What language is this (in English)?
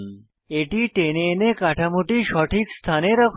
Bangla